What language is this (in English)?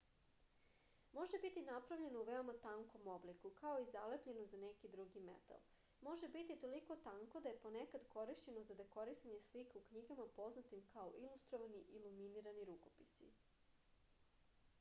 Serbian